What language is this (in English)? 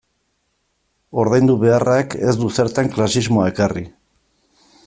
Basque